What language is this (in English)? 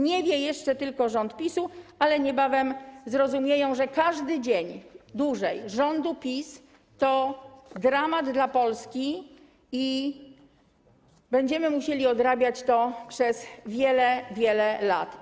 Polish